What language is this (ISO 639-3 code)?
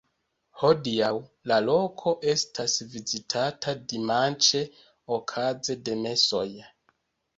epo